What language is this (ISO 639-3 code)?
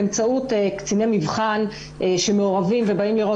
heb